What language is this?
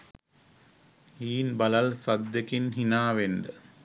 Sinhala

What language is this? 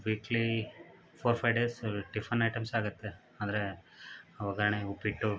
Kannada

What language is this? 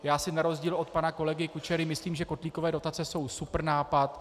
Czech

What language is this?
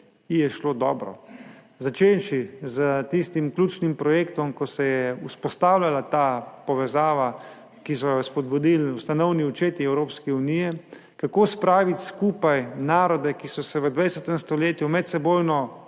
Slovenian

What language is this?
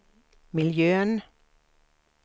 Swedish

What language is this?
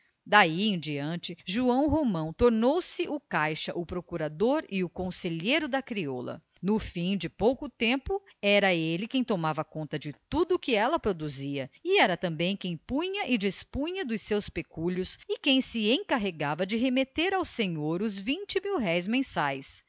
Portuguese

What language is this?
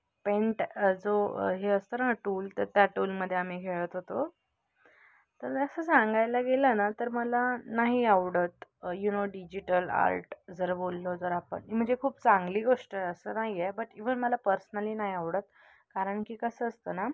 Marathi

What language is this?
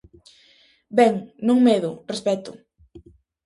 Galician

